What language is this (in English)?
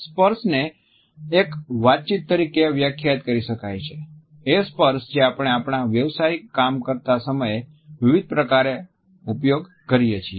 Gujarati